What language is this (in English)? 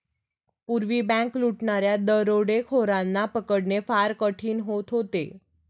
Marathi